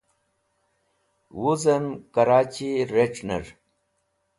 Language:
Wakhi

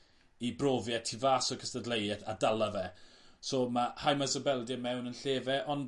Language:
Welsh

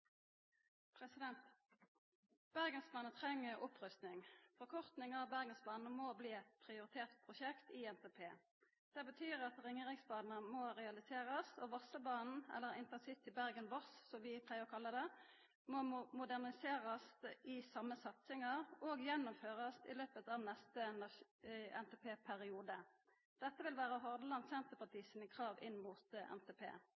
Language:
Norwegian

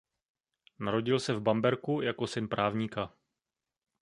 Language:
Czech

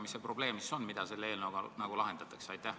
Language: Estonian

